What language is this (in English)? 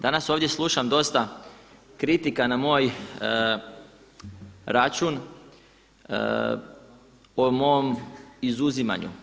Croatian